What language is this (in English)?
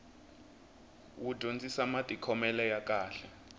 Tsonga